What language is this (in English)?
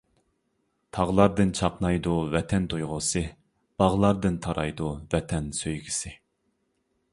Uyghur